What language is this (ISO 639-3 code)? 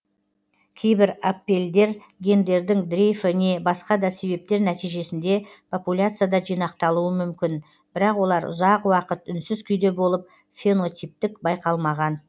kaz